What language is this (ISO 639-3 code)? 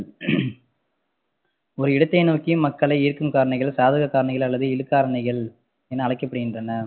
tam